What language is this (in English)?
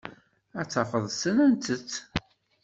Kabyle